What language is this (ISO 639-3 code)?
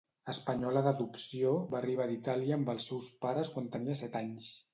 cat